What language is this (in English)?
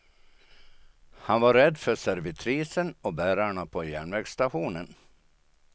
Swedish